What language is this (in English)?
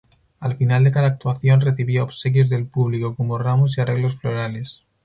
Spanish